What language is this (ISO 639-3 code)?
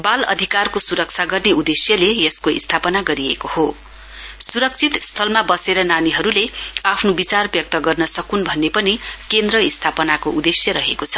nep